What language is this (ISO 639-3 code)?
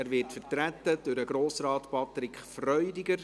gsw